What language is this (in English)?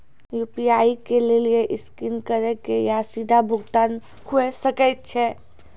Maithili